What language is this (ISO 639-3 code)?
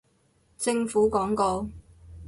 yue